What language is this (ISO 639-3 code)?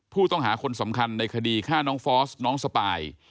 tha